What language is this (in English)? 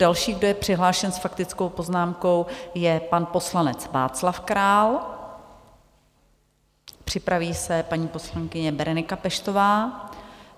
Czech